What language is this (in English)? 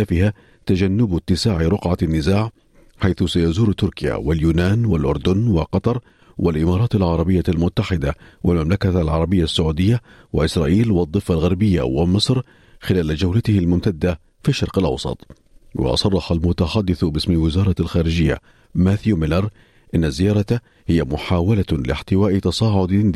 Arabic